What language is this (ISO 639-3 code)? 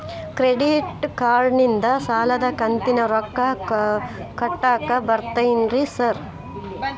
kan